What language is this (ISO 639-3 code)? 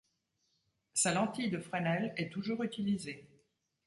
fra